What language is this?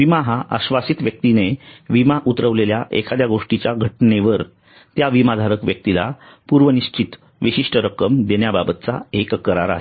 Marathi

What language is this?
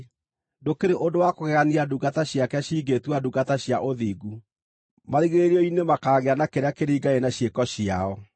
Kikuyu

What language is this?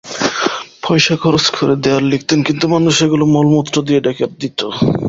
Bangla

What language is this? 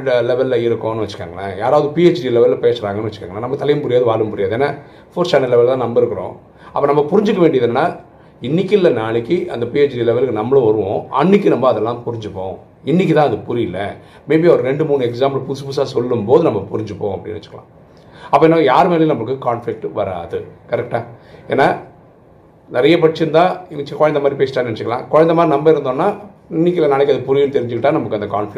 Tamil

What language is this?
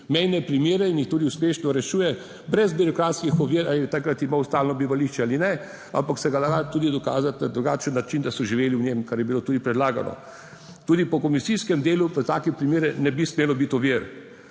Slovenian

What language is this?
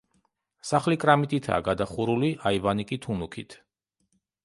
Georgian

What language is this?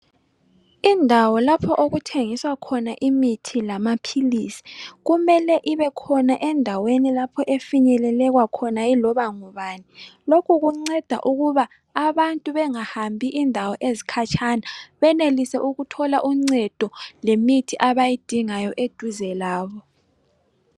North Ndebele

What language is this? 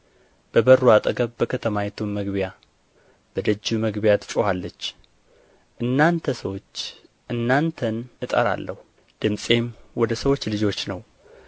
Amharic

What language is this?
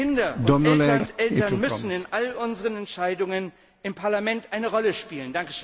German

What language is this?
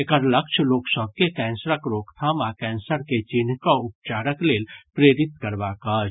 Maithili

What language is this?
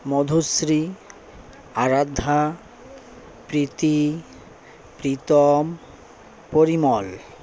Bangla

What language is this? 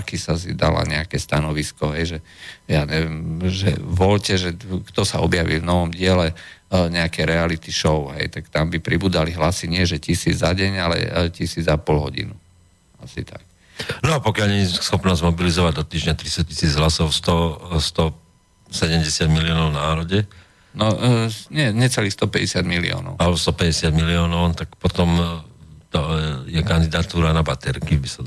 Slovak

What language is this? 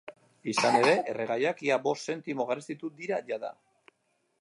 Basque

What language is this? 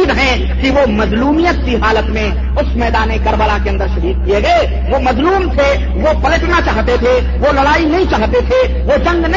Urdu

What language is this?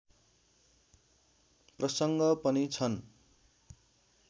Nepali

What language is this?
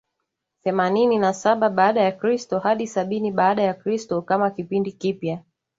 Swahili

